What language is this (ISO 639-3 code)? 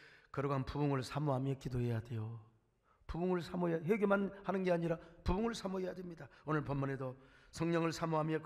kor